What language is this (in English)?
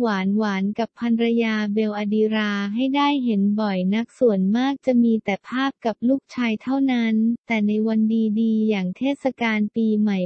Thai